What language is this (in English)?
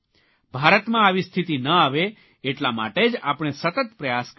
Gujarati